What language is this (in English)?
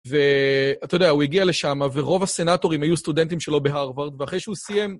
Hebrew